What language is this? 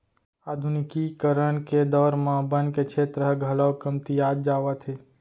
Chhattisgarhi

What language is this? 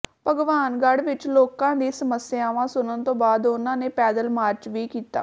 Punjabi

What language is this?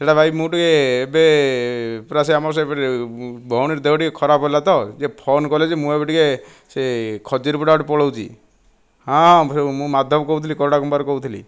Odia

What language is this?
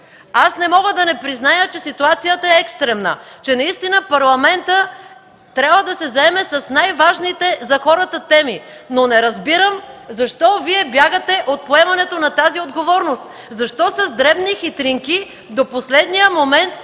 Bulgarian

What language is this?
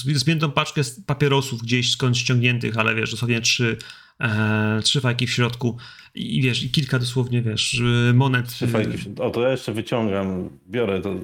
Polish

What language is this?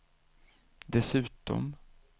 Swedish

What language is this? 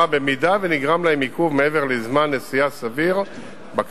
Hebrew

